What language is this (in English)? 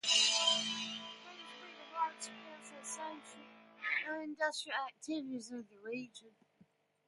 English